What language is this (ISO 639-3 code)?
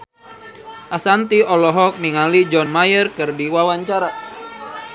sun